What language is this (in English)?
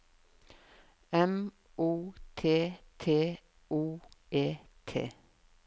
Norwegian